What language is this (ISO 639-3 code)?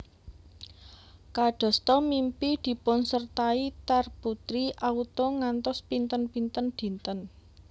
jav